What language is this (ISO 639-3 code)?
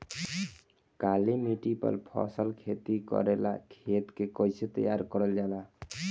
bho